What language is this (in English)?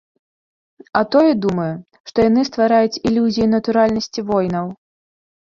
Belarusian